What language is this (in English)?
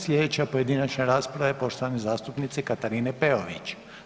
Croatian